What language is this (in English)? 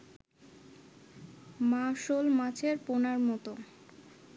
Bangla